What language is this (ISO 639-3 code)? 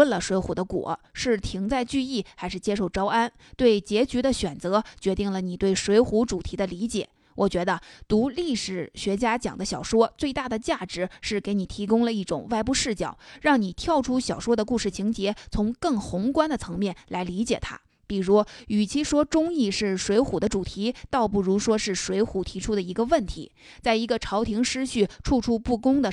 zho